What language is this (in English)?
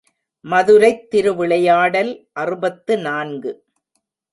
Tamil